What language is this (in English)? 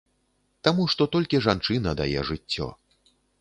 Belarusian